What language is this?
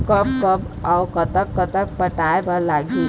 Chhattisgarhi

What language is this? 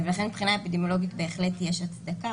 Hebrew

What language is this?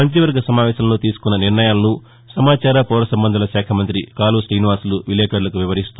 Telugu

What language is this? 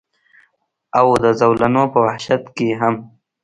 Pashto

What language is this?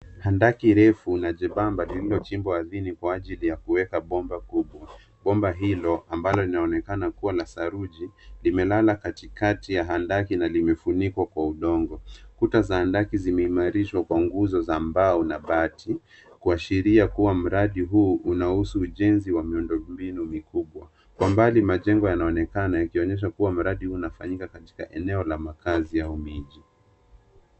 Swahili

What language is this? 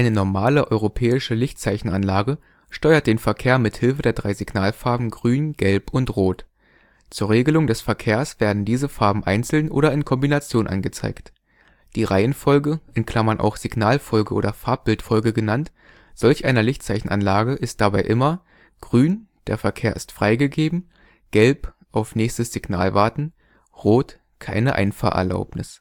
German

